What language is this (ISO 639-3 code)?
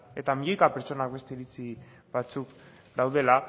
eus